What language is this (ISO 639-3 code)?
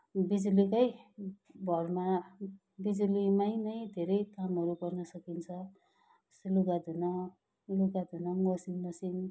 nep